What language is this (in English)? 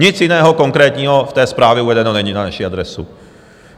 Czech